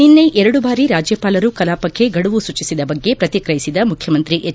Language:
Kannada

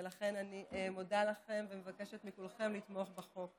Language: Hebrew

